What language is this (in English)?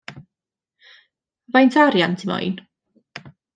Welsh